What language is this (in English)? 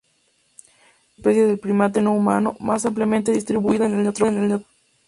Spanish